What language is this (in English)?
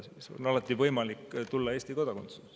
Estonian